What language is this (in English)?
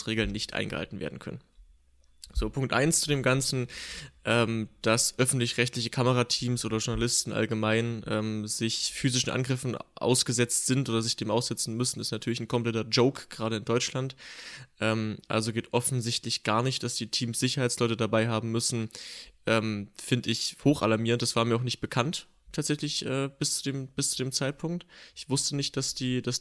German